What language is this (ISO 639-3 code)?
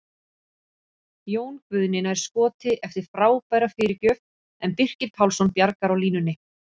isl